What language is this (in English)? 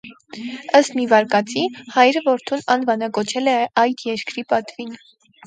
Armenian